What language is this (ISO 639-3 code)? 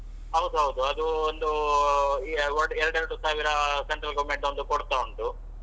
kan